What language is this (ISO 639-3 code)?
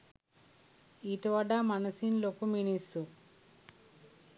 sin